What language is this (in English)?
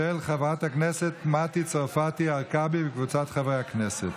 Hebrew